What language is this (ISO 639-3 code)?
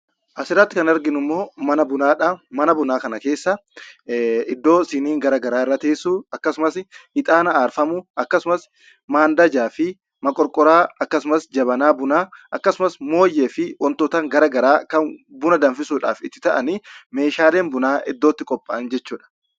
orm